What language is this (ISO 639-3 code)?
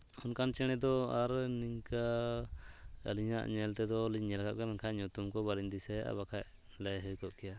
sat